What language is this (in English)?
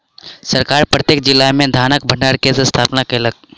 Maithili